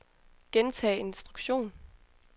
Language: Danish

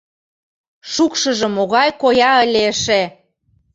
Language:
Mari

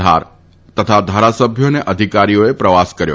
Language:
Gujarati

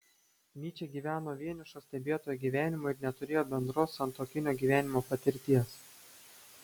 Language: Lithuanian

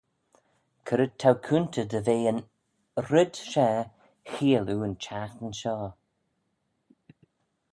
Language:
Manx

